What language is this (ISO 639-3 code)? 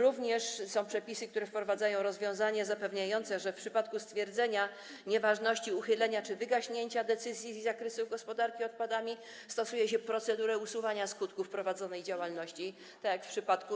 pol